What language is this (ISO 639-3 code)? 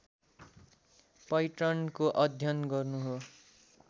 nep